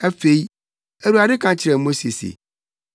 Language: Akan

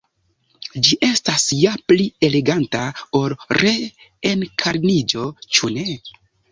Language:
Esperanto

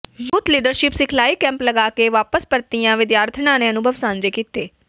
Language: Punjabi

